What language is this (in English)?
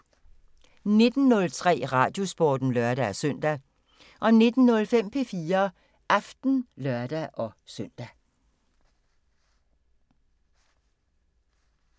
Danish